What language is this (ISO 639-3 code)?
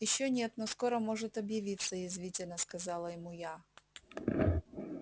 rus